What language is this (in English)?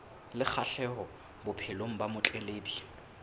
Southern Sotho